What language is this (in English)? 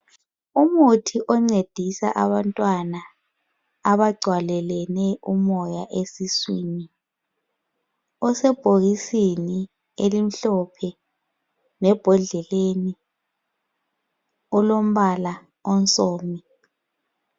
North Ndebele